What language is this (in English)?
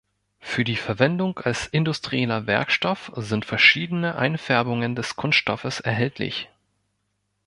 German